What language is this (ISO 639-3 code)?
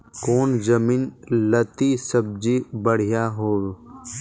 mag